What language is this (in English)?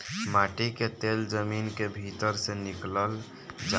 Bhojpuri